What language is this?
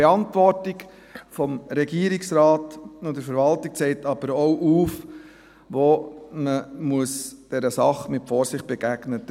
Swiss German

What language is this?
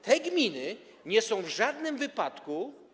Polish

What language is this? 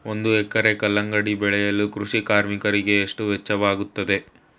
Kannada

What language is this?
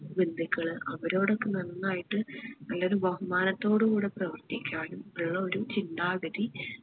Malayalam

